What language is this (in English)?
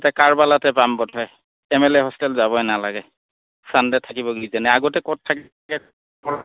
Assamese